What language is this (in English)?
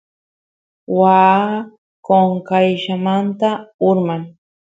Santiago del Estero Quichua